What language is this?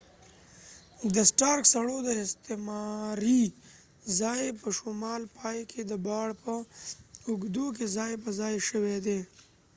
Pashto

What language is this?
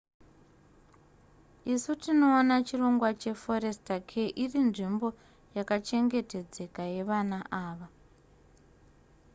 Shona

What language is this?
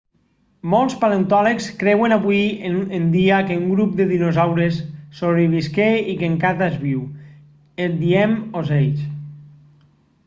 Catalan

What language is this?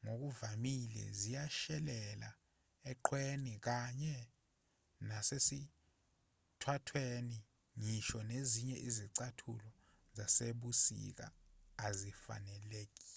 Zulu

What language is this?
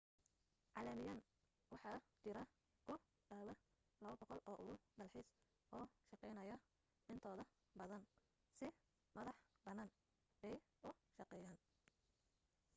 Somali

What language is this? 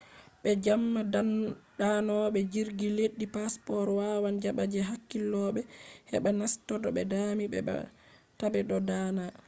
Fula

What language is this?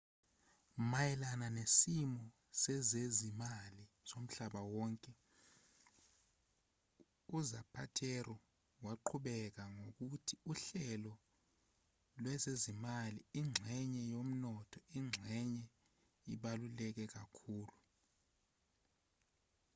Zulu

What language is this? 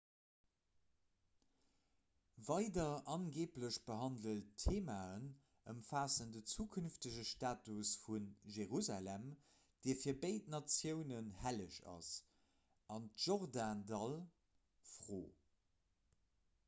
Luxembourgish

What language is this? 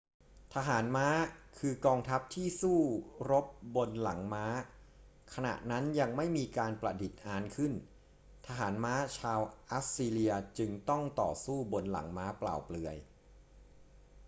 Thai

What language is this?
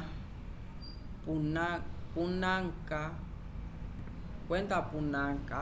Umbundu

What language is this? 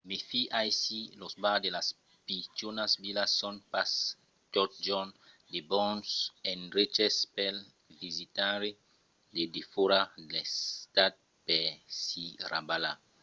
Occitan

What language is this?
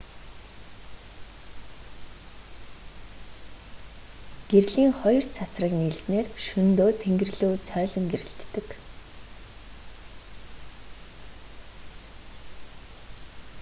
Mongolian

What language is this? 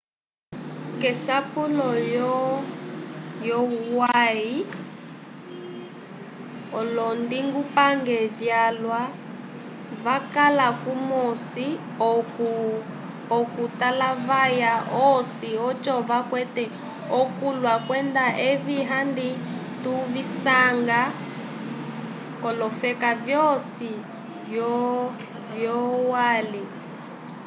Umbundu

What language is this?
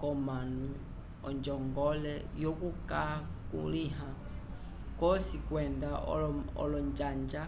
Umbundu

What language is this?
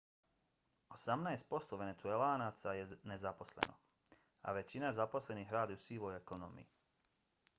Bosnian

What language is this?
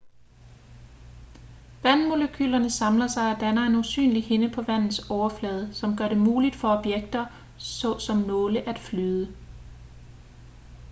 Danish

